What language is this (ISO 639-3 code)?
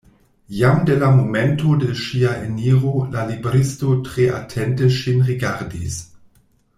epo